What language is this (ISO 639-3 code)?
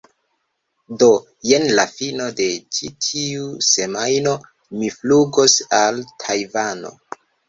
epo